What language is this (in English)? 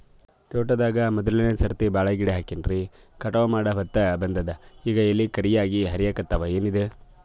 Kannada